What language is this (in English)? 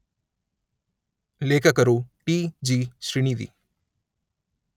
Kannada